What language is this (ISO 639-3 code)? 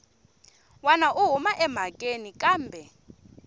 tso